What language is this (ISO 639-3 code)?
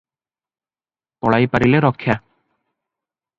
ori